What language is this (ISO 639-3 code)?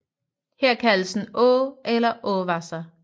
dan